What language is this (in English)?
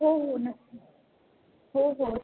Marathi